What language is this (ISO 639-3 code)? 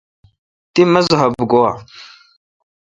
xka